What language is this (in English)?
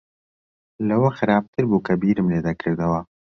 Central Kurdish